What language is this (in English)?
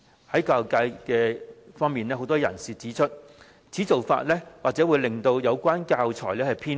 Cantonese